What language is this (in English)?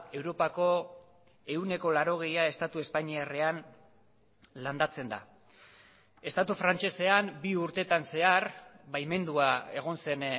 Basque